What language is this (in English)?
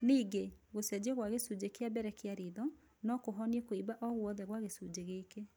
Kikuyu